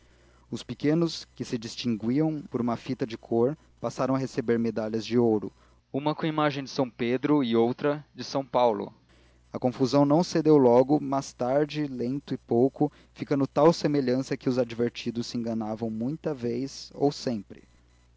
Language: Portuguese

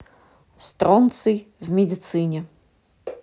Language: Russian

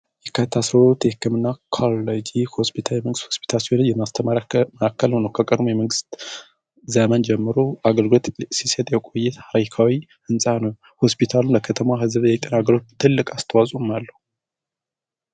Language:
Amharic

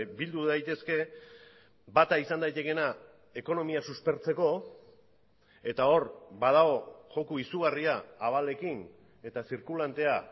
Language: Basque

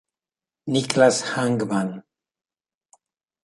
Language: Italian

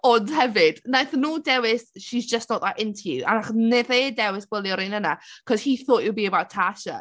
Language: Welsh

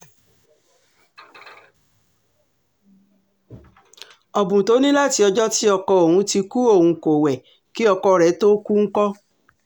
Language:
Yoruba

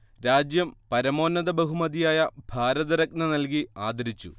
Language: Malayalam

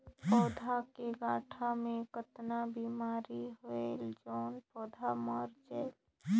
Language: Chhattisgarhi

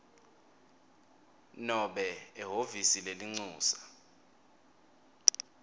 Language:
Swati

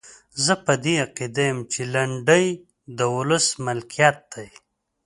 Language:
Pashto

